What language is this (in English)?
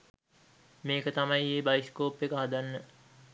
Sinhala